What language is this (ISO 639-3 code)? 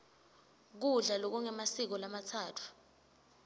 ssw